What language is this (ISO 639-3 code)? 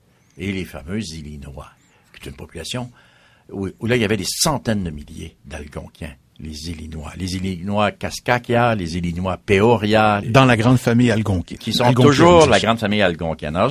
fra